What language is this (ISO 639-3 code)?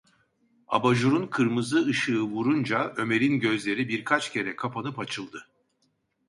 tur